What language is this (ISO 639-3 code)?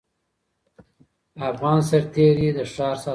pus